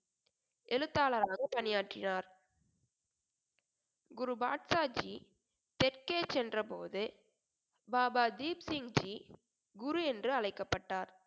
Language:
Tamil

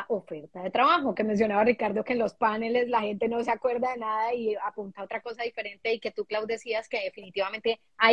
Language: Spanish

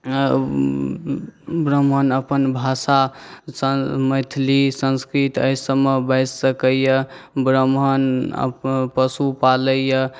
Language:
Maithili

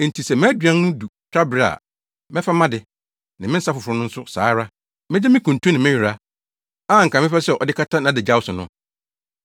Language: Akan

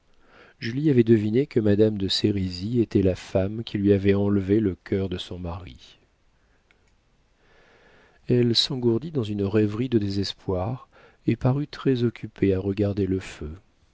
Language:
French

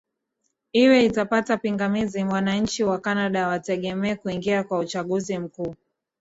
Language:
Swahili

